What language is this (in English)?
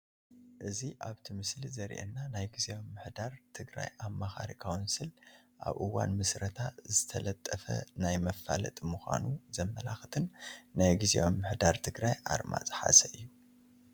Tigrinya